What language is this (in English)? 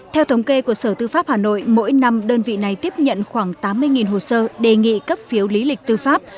Vietnamese